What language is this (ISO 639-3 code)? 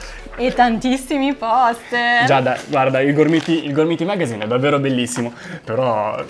ita